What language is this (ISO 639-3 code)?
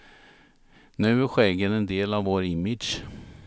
swe